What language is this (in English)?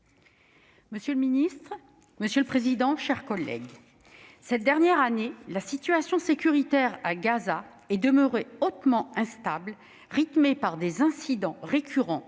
French